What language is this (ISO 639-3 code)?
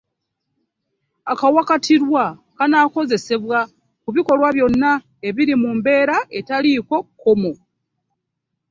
lug